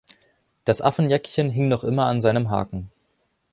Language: German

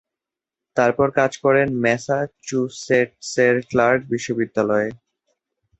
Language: Bangla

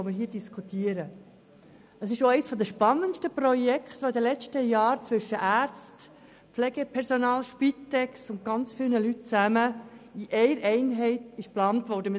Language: Swiss German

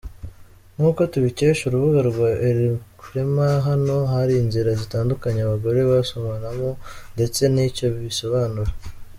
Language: Kinyarwanda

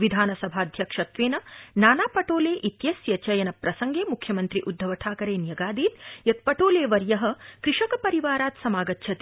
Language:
Sanskrit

